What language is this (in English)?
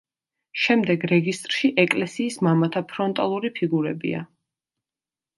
Georgian